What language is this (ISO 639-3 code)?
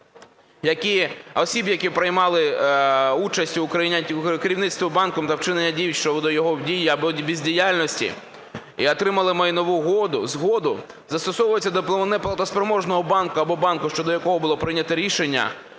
ukr